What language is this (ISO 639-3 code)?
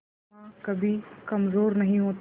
hin